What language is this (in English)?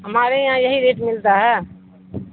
Urdu